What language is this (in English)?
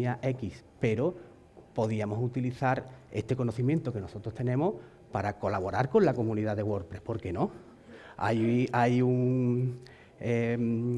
Spanish